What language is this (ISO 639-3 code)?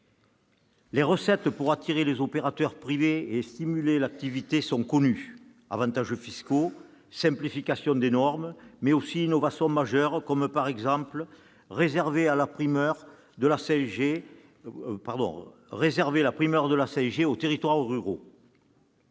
fra